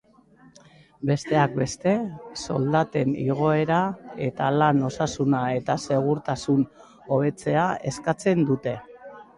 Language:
Basque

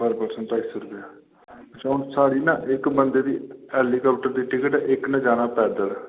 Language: Dogri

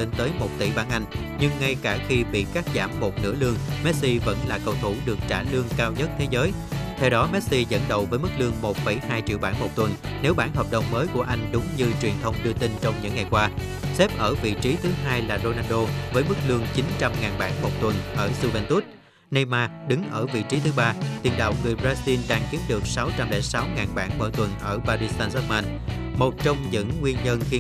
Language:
Vietnamese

